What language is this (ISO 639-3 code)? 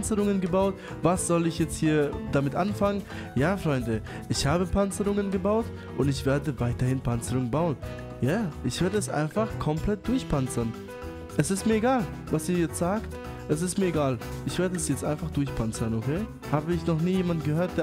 deu